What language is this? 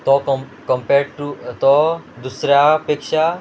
Konkani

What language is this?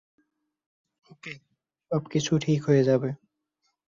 Bangla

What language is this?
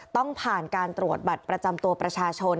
Thai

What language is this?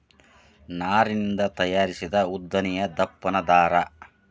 Kannada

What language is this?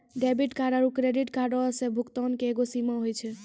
Maithili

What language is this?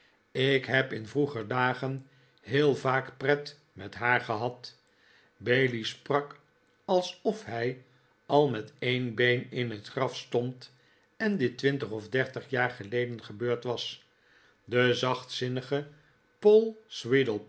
Dutch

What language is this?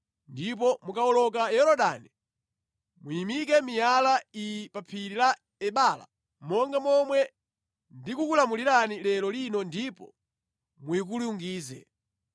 Nyanja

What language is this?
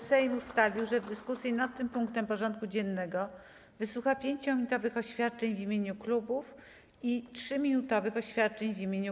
Polish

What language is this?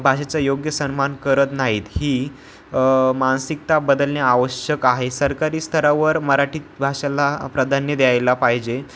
Marathi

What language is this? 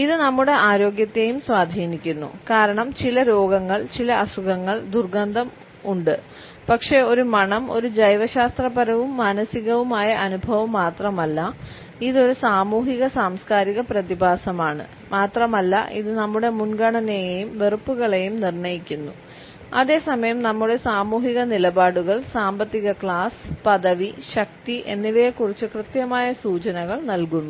Malayalam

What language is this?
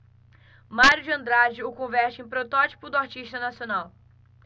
Portuguese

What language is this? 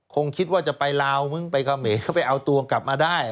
Thai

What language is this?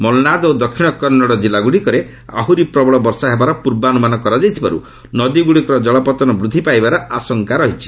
Odia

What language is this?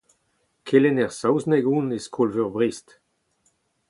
Breton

